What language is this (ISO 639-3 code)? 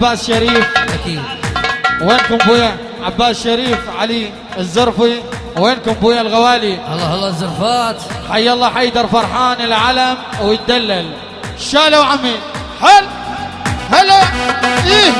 ara